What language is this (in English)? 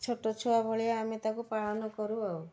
Odia